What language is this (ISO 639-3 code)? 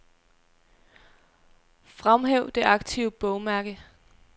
dan